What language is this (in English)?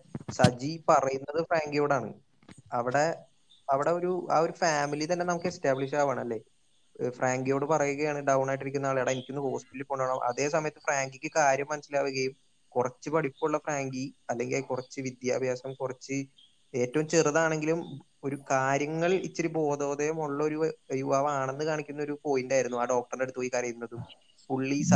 Malayalam